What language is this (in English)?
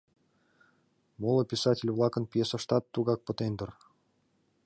Mari